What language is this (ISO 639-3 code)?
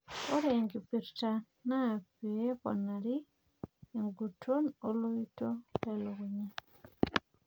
mas